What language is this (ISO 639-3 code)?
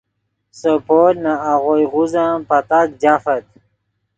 ydg